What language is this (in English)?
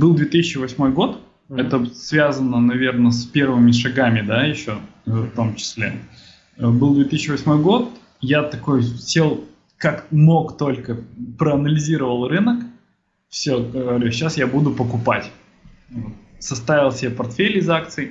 Russian